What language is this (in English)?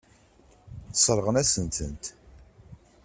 Kabyle